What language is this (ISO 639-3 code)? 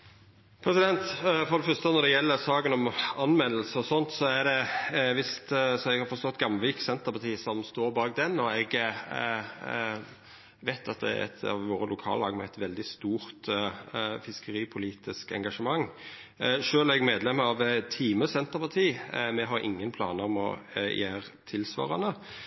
nno